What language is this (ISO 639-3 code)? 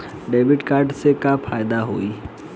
bho